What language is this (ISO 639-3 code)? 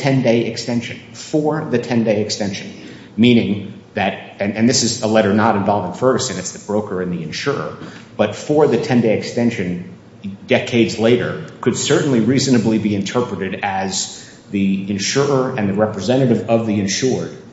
eng